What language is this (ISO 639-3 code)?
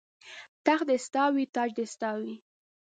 pus